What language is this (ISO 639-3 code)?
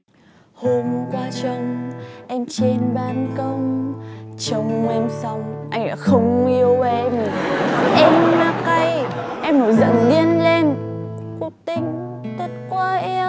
vie